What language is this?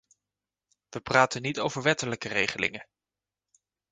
Dutch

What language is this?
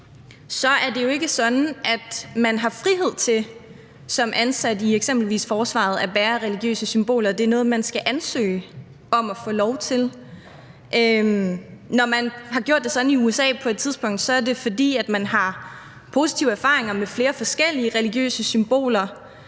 Danish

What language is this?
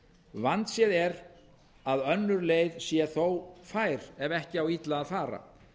Icelandic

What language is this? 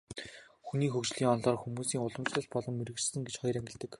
Mongolian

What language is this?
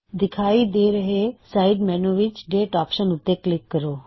Punjabi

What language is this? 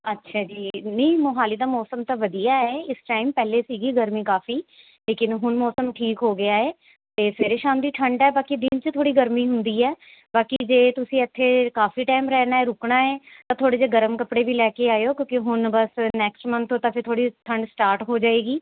Punjabi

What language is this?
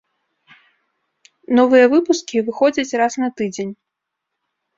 Belarusian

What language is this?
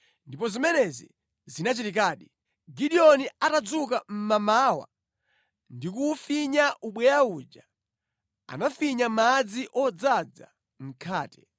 Nyanja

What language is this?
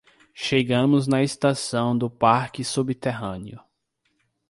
Portuguese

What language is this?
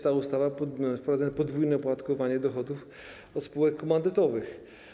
Polish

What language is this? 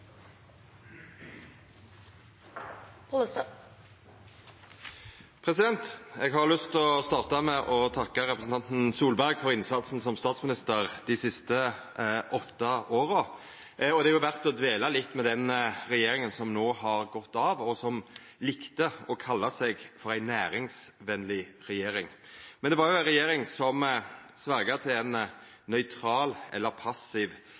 Norwegian Nynorsk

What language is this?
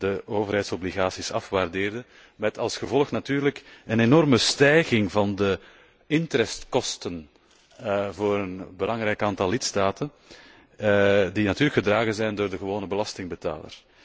Dutch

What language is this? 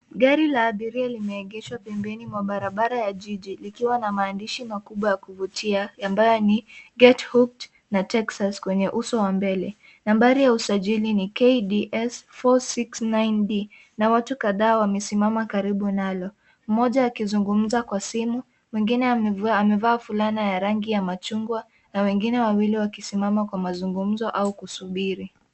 Swahili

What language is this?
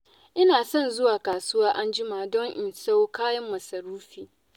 Hausa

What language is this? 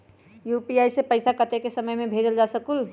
Magahi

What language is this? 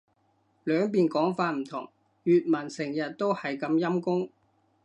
Cantonese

